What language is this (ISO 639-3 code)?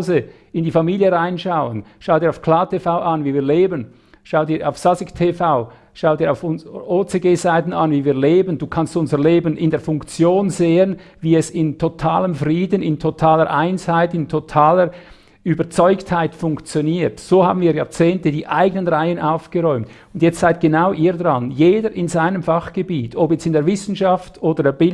deu